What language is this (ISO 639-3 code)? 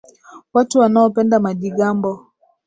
swa